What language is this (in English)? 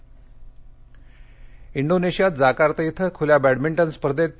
Marathi